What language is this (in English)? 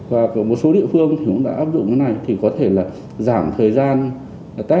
Vietnamese